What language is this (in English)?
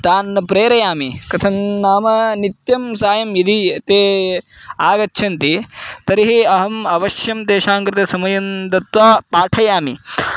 Sanskrit